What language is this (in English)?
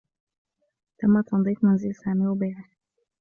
Arabic